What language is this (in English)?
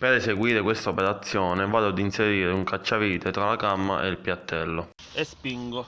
Italian